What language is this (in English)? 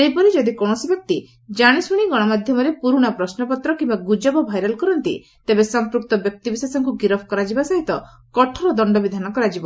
Odia